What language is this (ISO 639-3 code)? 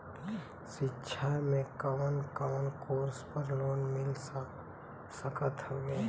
bho